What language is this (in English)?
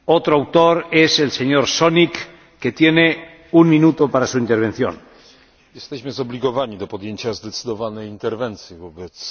Polish